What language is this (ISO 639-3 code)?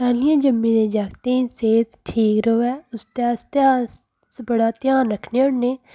doi